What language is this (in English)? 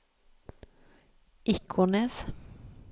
Norwegian